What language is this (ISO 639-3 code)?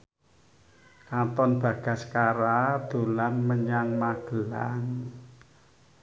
jav